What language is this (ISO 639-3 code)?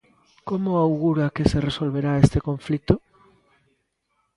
glg